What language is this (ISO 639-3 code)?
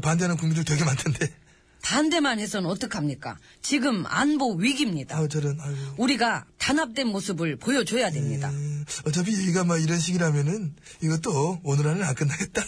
kor